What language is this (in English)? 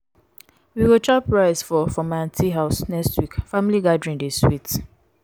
Nigerian Pidgin